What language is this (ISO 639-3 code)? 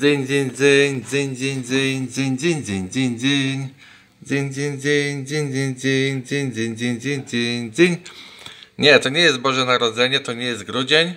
pol